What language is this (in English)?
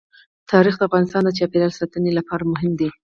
Pashto